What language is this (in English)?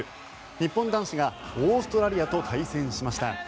Japanese